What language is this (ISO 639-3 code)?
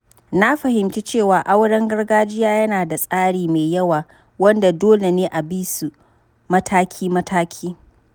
hau